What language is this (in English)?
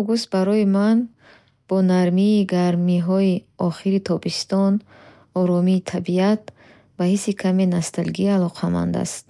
Bukharic